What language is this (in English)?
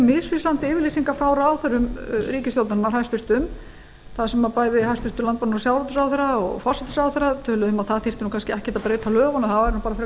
Icelandic